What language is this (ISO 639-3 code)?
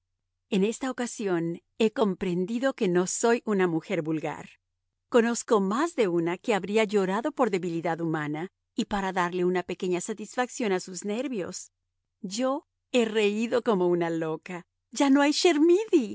spa